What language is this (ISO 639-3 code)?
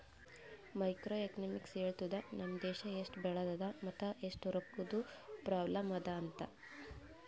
kan